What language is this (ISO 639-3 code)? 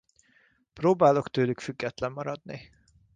hun